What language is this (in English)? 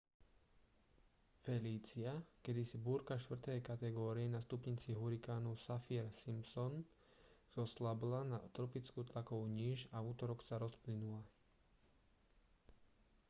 Slovak